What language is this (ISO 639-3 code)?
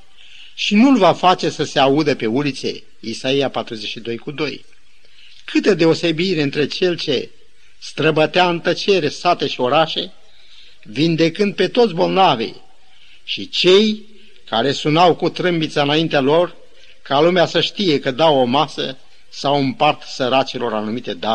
ron